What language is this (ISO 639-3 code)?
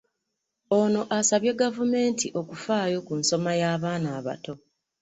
lug